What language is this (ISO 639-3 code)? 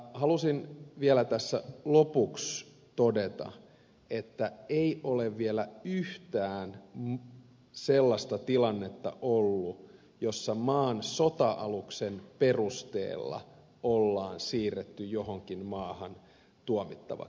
fin